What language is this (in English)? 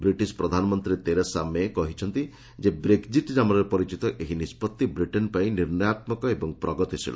Odia